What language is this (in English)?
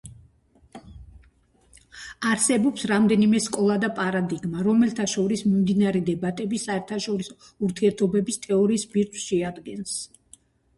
Georgian